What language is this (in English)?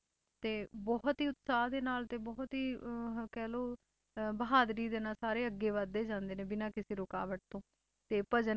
Punjabi